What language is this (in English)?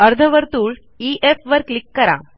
Marathi